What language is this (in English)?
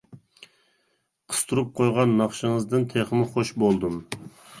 Uyghur